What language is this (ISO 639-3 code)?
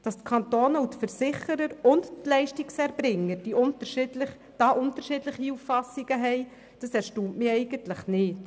gsw